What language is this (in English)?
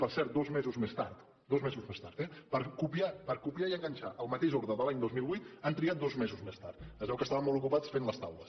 Catalan